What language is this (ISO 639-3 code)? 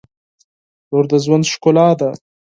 pus